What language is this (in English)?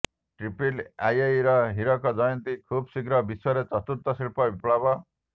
Odia